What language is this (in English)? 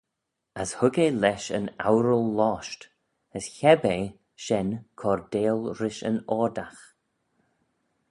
Manx